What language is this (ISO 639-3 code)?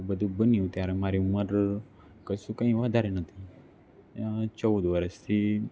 guj